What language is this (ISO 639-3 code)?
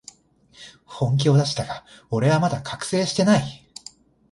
jpn